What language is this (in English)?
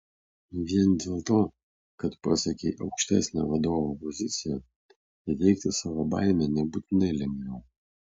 Lithuanian